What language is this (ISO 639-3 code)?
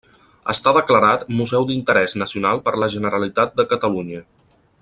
cat